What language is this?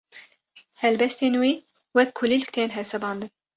Kurdish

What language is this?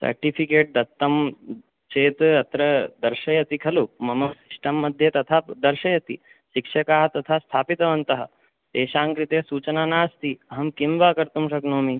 Sanskrit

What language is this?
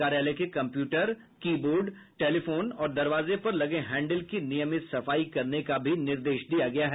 Hindi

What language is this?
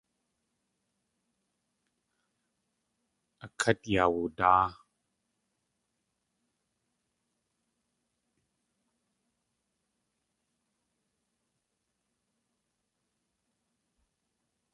Tlingit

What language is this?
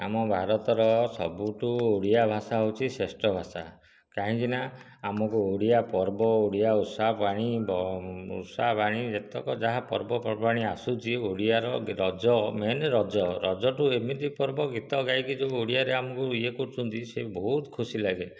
Odia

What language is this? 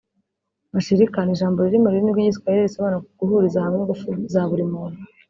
Kinyarwanda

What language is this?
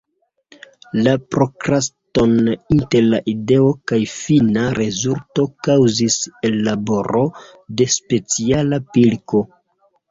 Esperanto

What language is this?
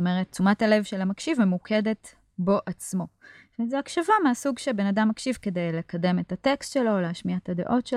Hebrew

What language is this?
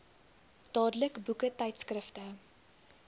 Afrikaans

